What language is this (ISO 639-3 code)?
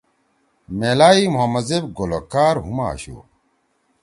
trw